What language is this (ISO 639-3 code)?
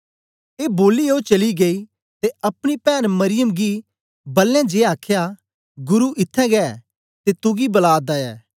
doi